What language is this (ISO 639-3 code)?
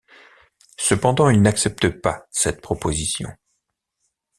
fra